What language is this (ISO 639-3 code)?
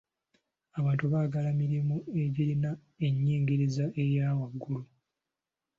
lug